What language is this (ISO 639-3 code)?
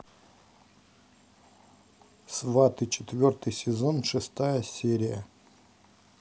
rus